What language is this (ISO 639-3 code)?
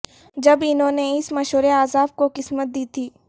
urd